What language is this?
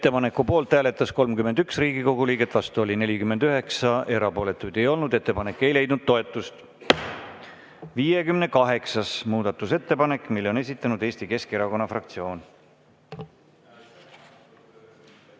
Estonian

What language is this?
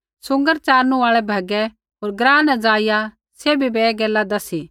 Kullu Pahari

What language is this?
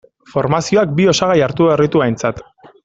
Basque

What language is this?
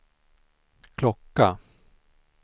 Swedish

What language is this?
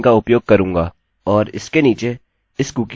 Hindi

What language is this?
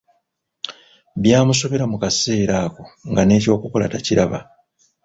Ganda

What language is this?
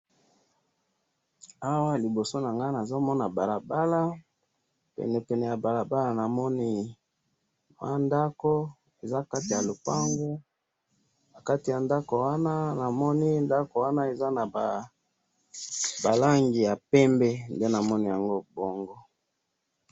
Lingala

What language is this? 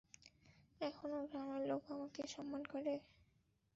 Bangla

